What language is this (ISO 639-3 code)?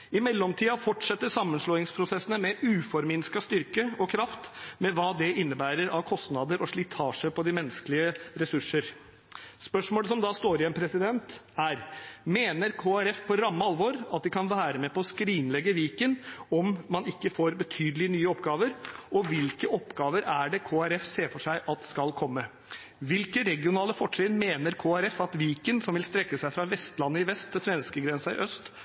nob